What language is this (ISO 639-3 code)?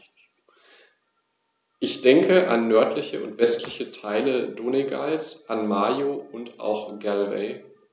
deu